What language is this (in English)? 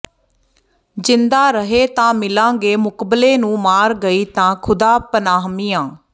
Punjabi